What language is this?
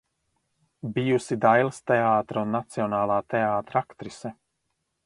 Latvian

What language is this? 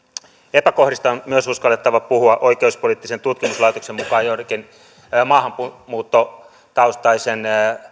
Finnish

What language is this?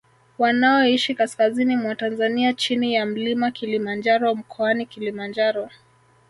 Swahili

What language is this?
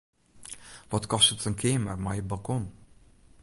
Western Frisian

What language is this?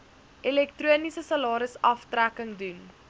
Afrikaans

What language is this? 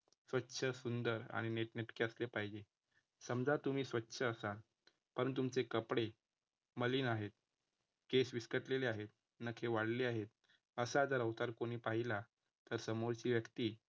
Marathi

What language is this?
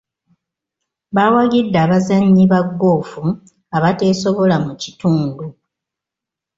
Ganda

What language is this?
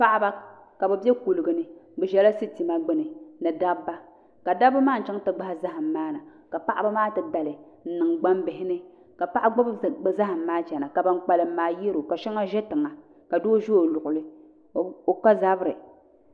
Dagbani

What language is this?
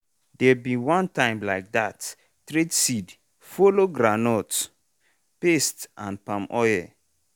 Nigerian Pidgin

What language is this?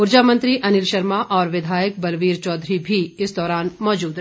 Hindi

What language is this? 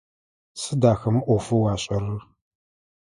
Adyghe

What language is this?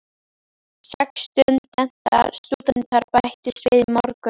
Icelandic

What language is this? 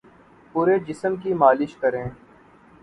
Urdu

